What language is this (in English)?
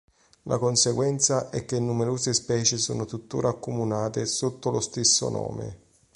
Italian